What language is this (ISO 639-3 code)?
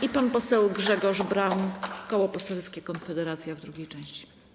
pol